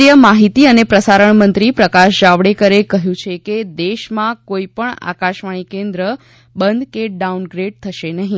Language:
Gujarati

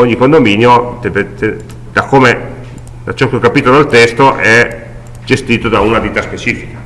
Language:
Italian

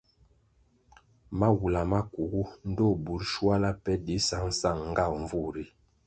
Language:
Kwasio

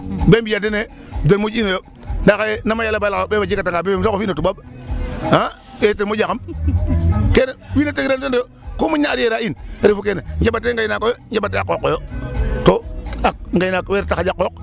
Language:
Serer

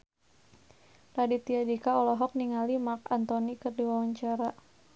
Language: Sundanese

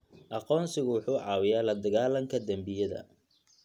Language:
Somali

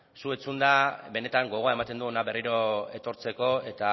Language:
Basque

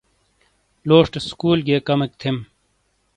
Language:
Shina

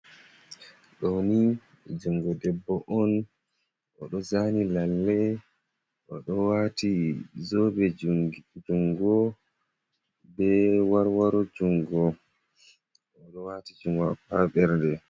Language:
Fula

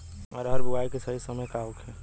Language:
Bhojpuri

